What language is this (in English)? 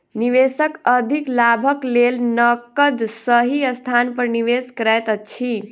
Maithili